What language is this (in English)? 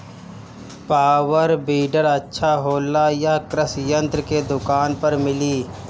Bhojpuri